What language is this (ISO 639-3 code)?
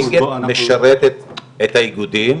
heb